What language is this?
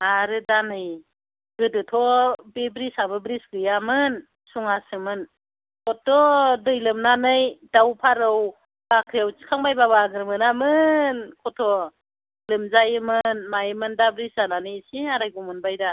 Bodo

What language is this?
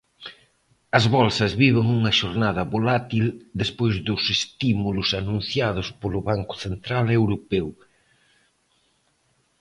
Galician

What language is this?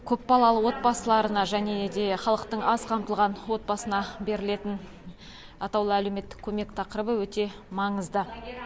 Kazakh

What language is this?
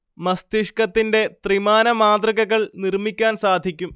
Malayalam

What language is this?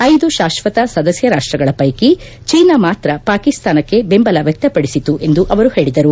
Kannada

